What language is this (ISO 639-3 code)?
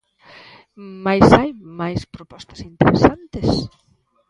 glg